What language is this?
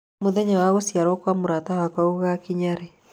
Kikuyu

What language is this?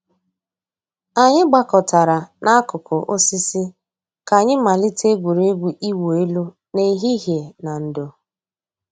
Igbo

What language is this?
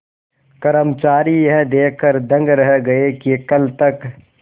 Hindi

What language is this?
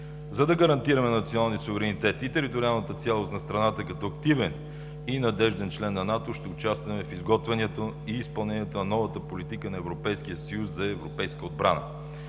Bulgarian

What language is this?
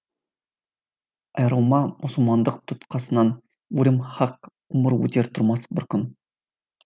Kazakh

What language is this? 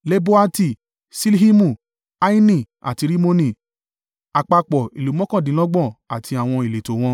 Yoruba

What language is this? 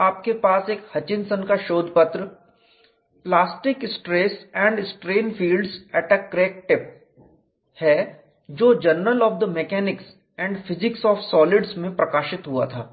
Hindi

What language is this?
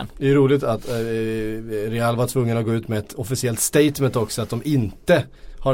Swedish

